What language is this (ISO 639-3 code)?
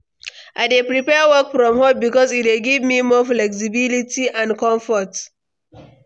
pcm